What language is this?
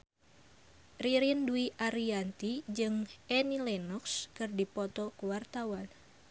Sundanese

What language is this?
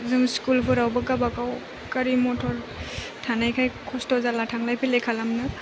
Bodo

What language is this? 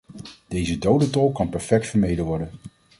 Dutch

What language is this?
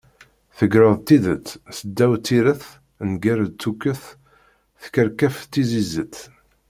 Kabyle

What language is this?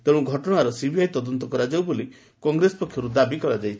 Odia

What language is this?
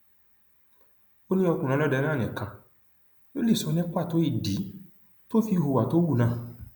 Yoruba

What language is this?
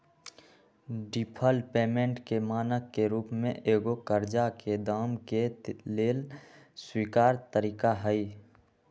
Magahi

